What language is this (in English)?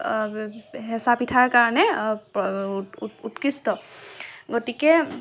Assamese